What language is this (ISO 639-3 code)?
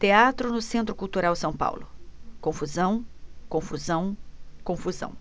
por